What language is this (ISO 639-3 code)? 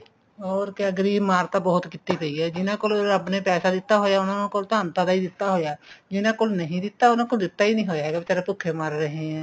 pan